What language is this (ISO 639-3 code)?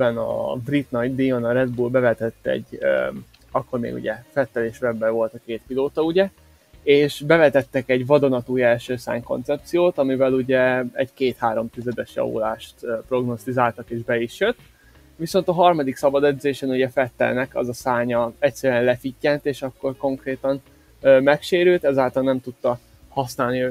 hun